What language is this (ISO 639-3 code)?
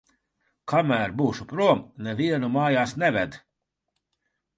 lav